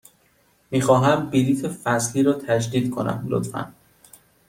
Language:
Persian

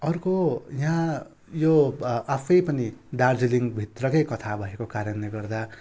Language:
Nepali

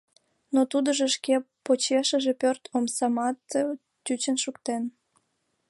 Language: Mari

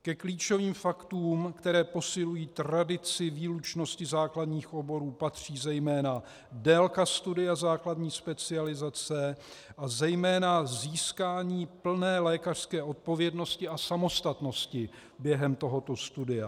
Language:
Czech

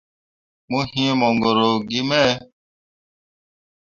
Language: Mundang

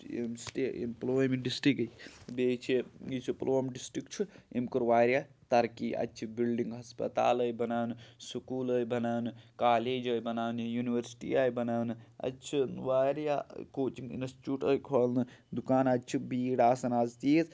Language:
Kashmiri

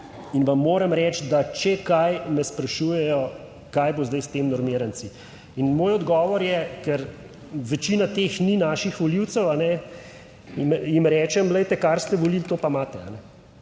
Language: Slovenian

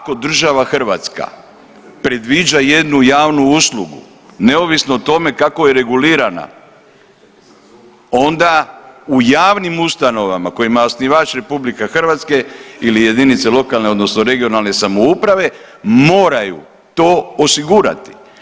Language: Croatian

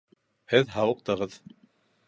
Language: Bashkir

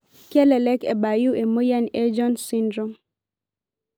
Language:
Masai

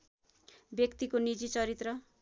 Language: Nepali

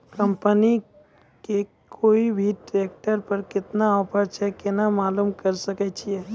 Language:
Maithili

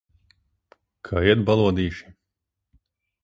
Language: Latvian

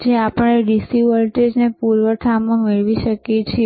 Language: Gujarati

